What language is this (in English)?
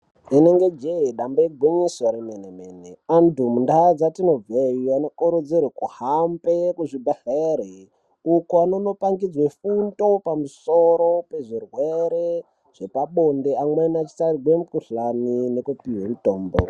Ndau